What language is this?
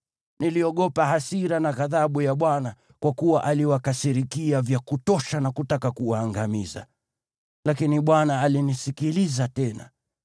Swahili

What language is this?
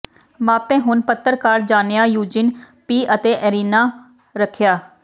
Punjabi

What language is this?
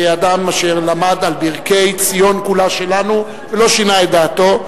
Hebrew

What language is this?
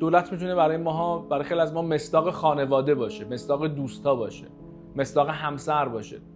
Persian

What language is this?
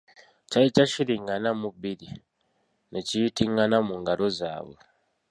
Ganda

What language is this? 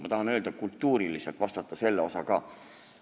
Estonian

